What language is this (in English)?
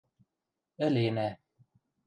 Western Mari